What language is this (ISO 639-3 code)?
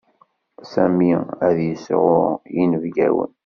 kab